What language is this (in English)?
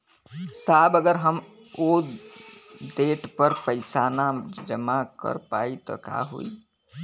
Bhojpuri